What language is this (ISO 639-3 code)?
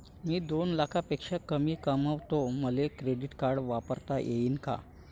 mar